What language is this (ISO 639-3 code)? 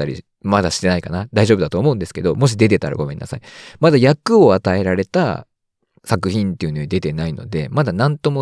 jpn